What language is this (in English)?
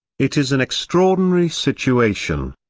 English